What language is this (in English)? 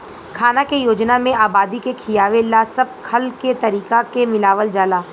Bhojpuri